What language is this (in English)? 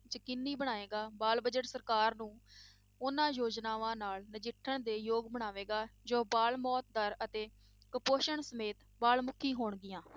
Punjabi